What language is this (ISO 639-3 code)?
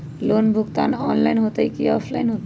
mag